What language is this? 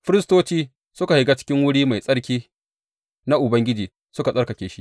Hausa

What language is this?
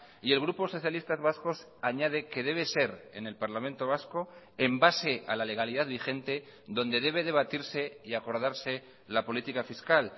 Spanish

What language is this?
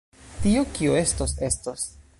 Esperanto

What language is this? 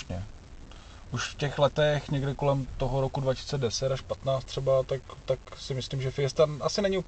Czech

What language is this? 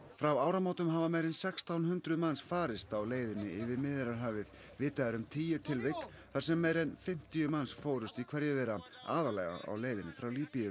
Icelandic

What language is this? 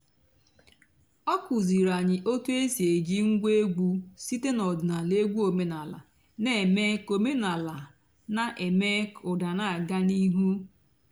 Igbo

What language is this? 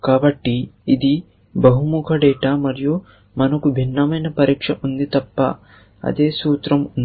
Telugu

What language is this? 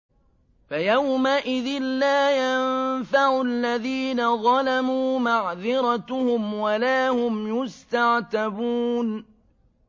Arabic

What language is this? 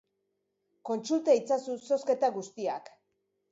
Basque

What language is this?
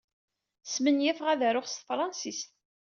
Kabyle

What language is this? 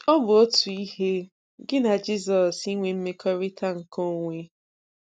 Igbo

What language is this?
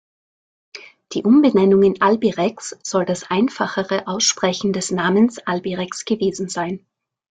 German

